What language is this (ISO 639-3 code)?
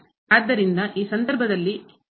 kan